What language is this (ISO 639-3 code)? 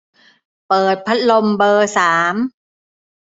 tha